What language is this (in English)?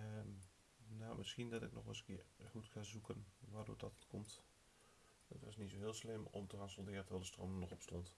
Dutch